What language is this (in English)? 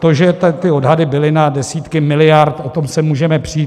Czech